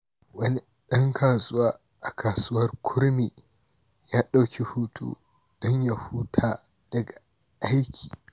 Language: Hausa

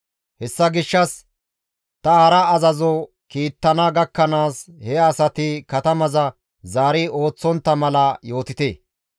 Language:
Gamo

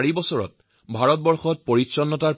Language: Assamese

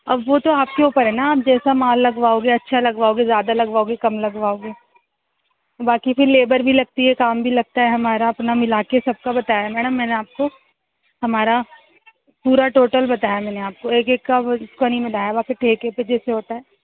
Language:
Urdu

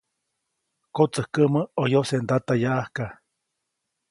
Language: Copainalá Zoque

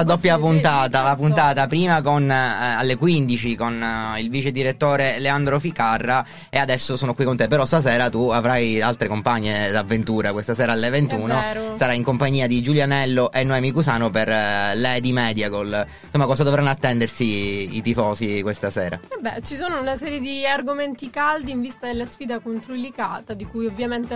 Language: Italian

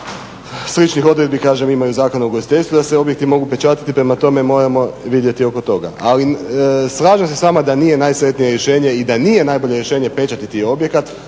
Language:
Croatian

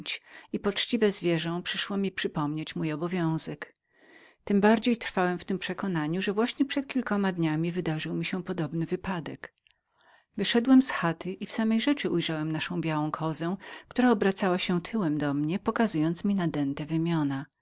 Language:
Polish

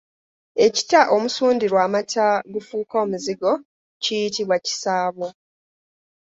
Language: Ganda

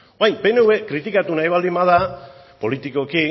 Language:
Basque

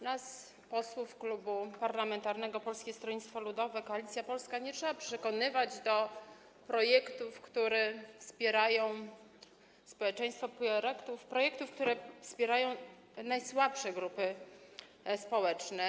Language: Polish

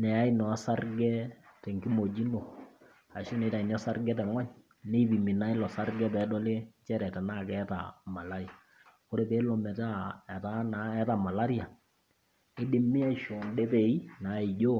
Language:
Masai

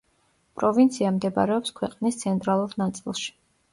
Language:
Georgian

